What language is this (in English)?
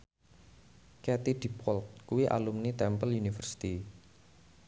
Javanese